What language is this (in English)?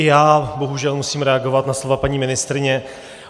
Czech